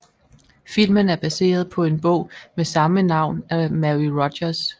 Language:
Danish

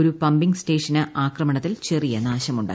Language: Malayalam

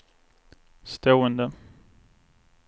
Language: Swedish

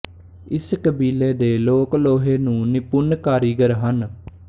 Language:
Punjabi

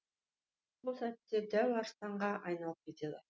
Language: Kazakh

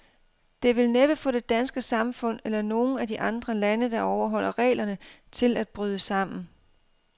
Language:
Danish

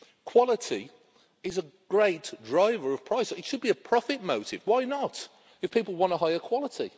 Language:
English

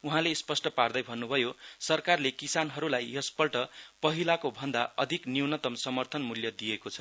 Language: Nepali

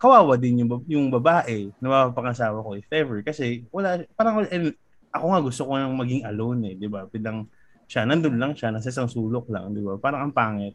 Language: Filipino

